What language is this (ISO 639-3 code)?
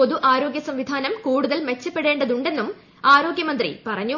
mal